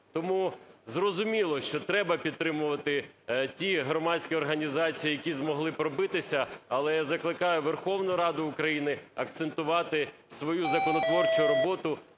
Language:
Ukrainian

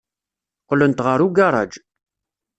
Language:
Kabyle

